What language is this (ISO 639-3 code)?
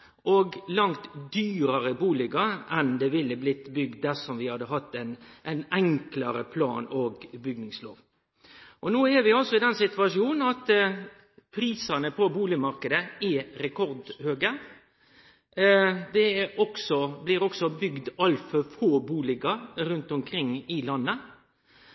nno